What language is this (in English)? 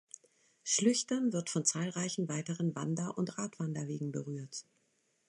German